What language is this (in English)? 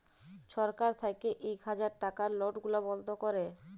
Bangla